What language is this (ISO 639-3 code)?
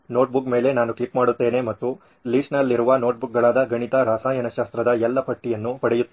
kan